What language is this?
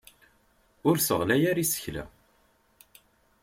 Kabyle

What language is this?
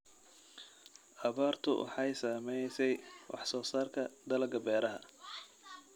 Somali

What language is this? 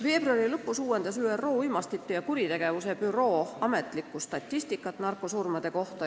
Estonian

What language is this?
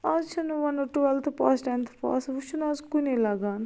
Kashmiri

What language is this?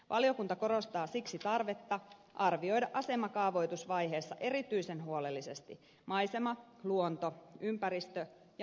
Finnish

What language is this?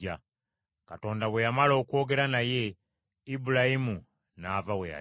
Ganda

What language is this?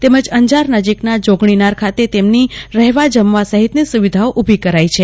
Gujarati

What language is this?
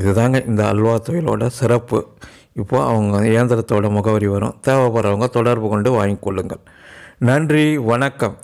Tamil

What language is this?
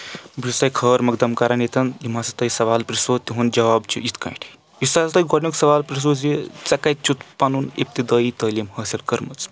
Kashmiri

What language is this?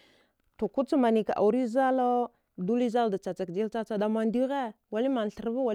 Dghwede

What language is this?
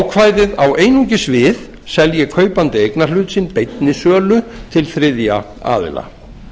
Icelandic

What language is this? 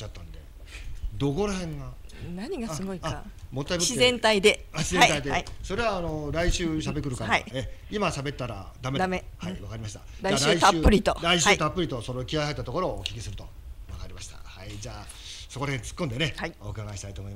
Japanese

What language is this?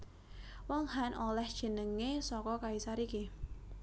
Javanese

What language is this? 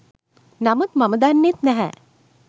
Sinhala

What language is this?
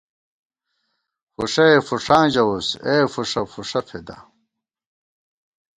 Gawar-Bati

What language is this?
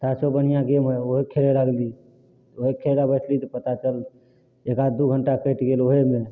Maithili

